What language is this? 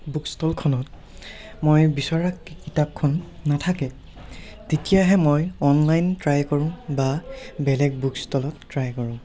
Assamese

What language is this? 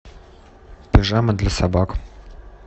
Russian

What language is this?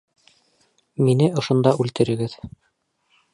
Bashkir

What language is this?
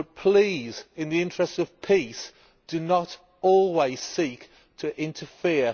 English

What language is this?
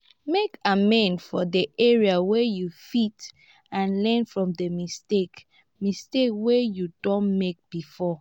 Nigerian Pidgin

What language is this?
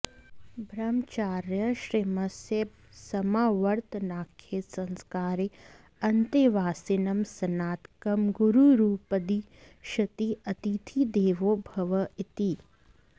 Sanskrit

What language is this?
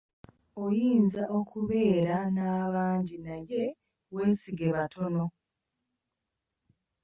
Ganda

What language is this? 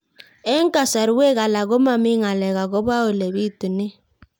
Kalenjin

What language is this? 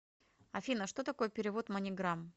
Russian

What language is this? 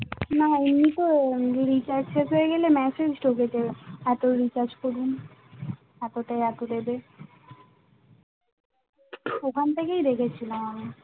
Bangla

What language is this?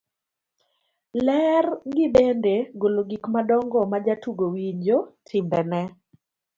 Luo (Kenya and Tanzania)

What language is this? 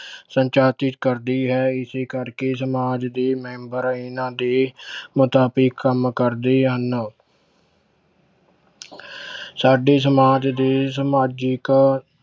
Punjabi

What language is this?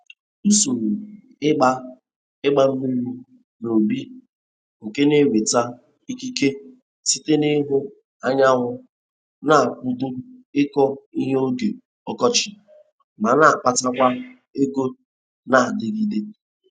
Igbo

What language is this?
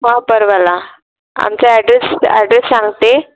Marathi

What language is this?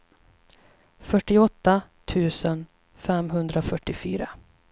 Swedish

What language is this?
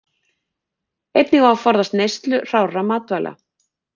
Icelandic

